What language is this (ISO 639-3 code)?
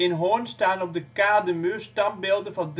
nld